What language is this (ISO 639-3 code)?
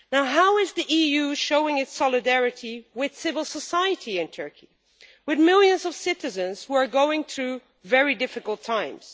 eng